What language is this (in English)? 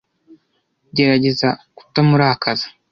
Kinyarwanda